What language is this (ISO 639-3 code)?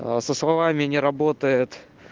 rus